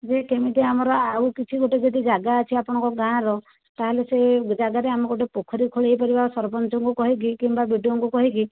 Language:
Odia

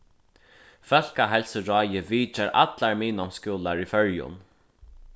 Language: Faroese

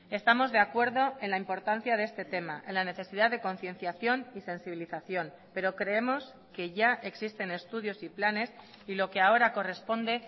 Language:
Spanish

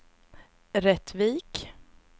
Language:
Swedish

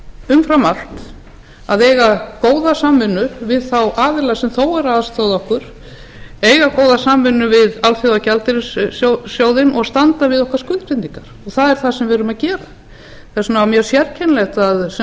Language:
Icelandic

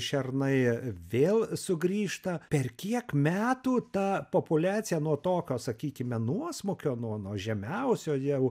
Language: Lithuanian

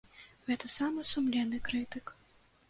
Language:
Belarusian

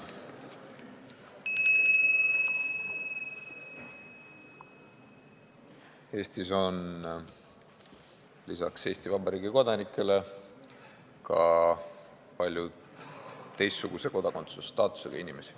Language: Estonian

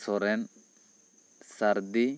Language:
Santali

